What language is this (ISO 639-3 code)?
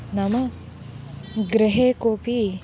san